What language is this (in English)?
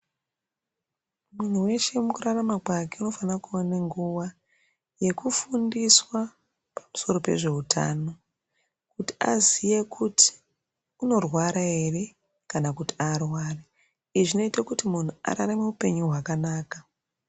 Ndau